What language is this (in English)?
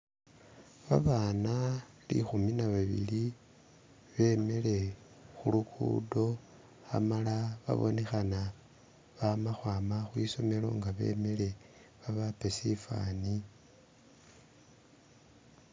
Masaaba